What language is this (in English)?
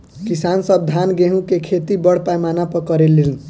Bhojpuri